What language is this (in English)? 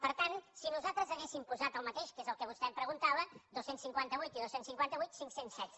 Catalan